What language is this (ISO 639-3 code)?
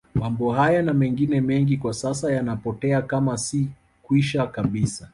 swa